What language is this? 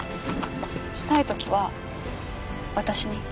Japanese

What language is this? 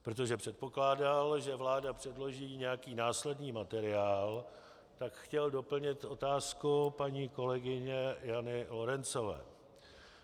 Czech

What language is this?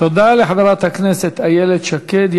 Hebrew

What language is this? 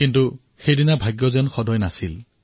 Assamese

